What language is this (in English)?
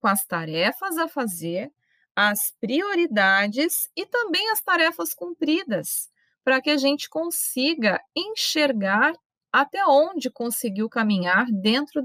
Portuguese